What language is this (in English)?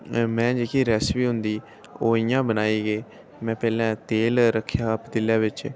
Dogri